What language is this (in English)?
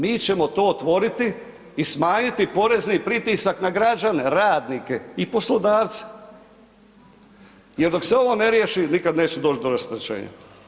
Croatian